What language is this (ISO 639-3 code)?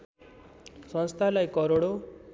nep